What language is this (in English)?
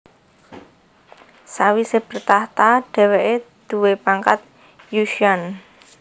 Javanese